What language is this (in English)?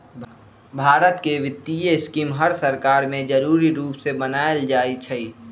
Magahi